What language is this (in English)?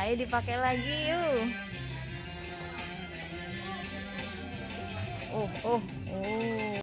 Indonesian